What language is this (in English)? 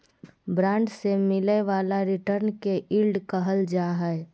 Magahi